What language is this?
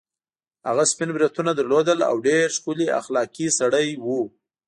Pashto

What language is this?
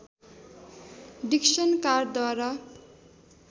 Nepali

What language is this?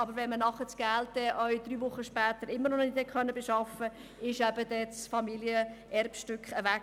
Swiss German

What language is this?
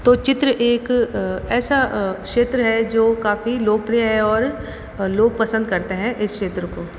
Hindi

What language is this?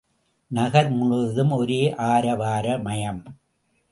Tamil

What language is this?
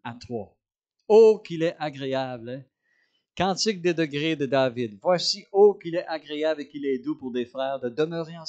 French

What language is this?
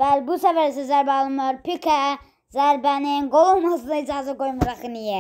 Turkish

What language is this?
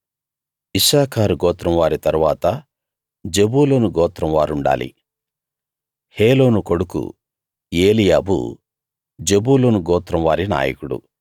Telugu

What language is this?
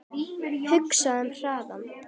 Icelandic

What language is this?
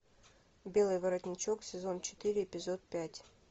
Russian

